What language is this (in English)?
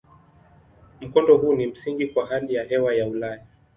Swahili